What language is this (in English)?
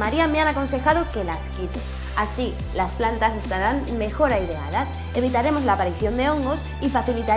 Spanish